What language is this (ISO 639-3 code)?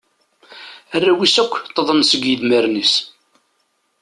kab